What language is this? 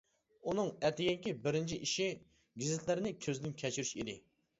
Uyghur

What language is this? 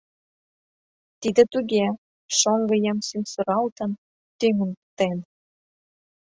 Mari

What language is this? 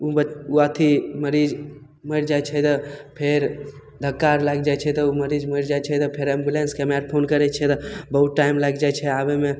Maithili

